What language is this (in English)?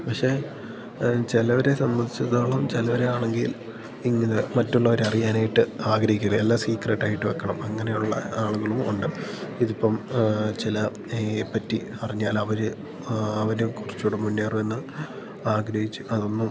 Malayalam